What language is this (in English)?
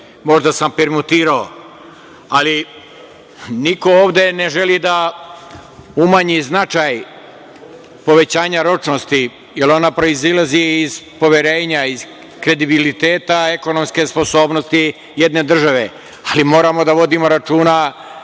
Serbian